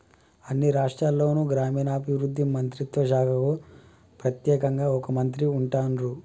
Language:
Telugu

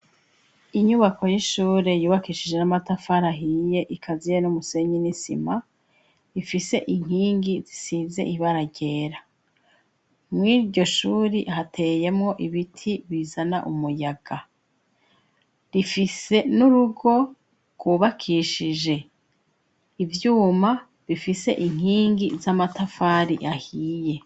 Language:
Rundi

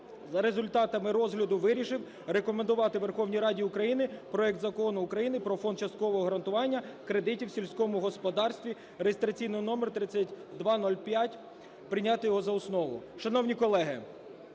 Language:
Ukrainian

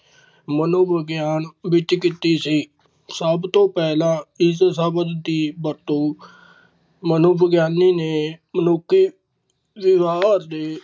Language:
Punjabi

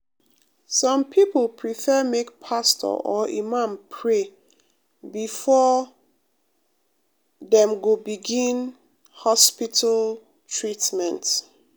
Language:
Nigerian Pidgin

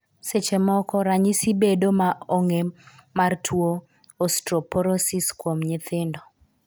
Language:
Luo (Kenya and Tanzania)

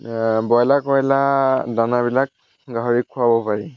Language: Assamese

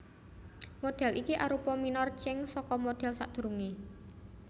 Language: Javanese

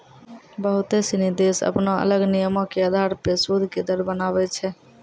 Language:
Maithili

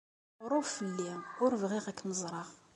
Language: Kabyle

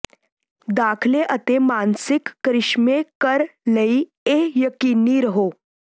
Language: Punjabi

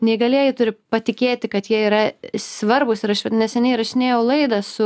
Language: Lithuanian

